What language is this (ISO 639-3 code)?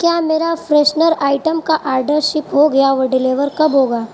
urd